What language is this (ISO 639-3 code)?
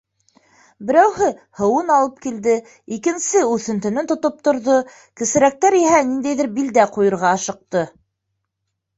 bak